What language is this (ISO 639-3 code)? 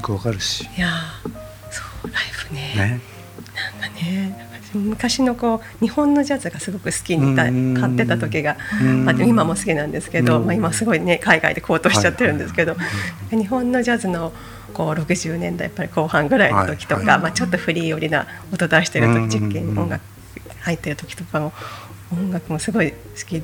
jpn